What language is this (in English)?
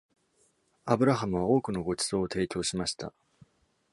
Japanese